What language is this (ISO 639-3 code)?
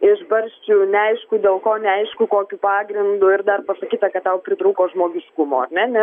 lit